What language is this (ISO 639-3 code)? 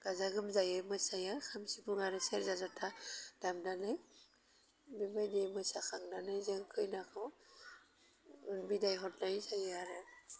brx